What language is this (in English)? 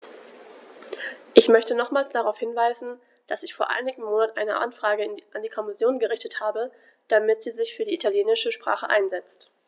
German